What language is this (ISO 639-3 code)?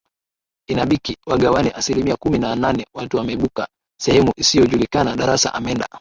swa